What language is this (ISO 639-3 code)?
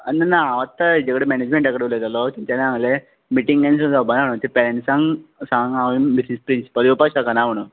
kok